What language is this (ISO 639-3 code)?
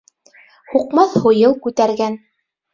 bak